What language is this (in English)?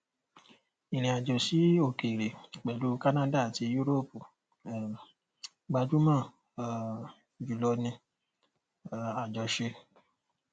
Yoruba